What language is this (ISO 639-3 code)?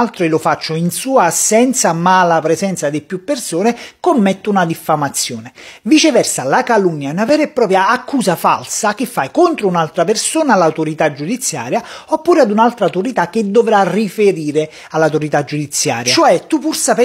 ita